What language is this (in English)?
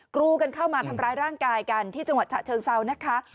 Thai